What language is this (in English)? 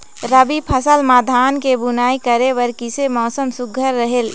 Chhattisgarhi